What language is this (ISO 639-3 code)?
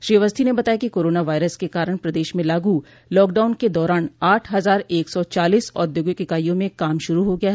hin